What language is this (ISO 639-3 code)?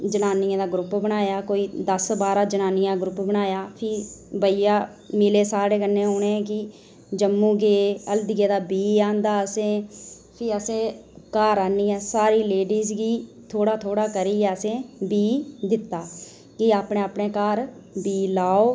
doi